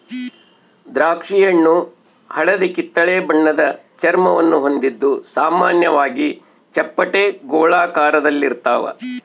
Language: Kannada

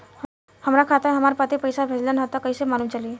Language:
Bhojpuri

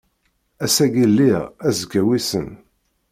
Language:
Kabyle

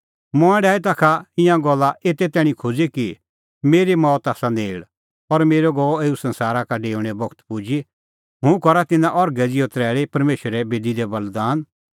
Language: Kullu Pahari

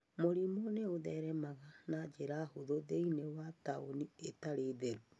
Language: Kikuyu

